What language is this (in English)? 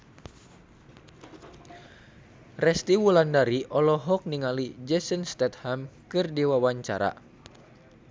Sundanese